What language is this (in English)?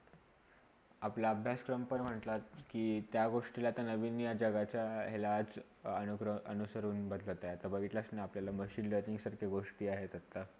Marathi